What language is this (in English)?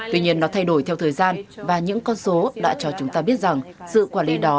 Vietnamese